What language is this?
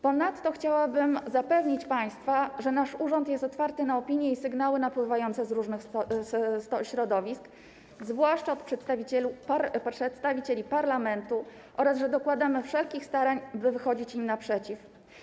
Polish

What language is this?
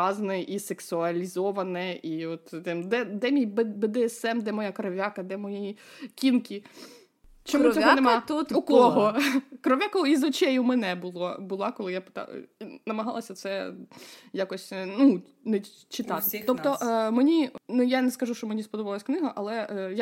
Ukrainian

